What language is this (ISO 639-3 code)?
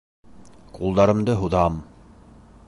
bak